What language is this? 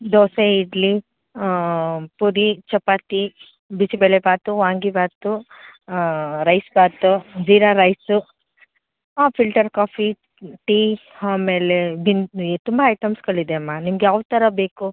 Kannada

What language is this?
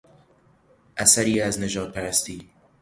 Persian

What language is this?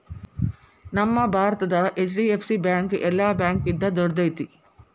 Kannada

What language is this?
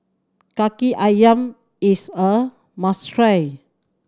English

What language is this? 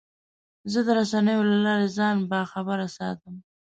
Pashto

